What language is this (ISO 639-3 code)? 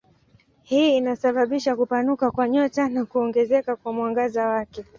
swa